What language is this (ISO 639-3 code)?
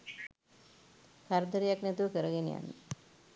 sin